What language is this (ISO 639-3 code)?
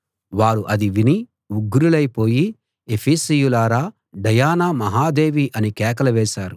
tel